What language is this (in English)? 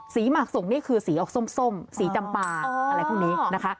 Thai